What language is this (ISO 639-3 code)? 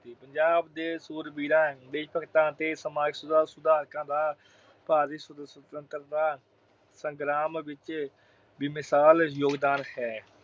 pan